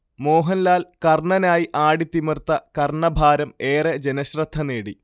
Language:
Malayalam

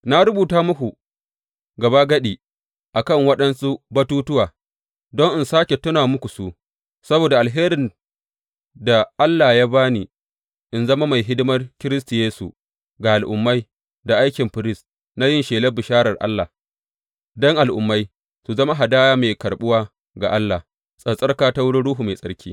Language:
Hausa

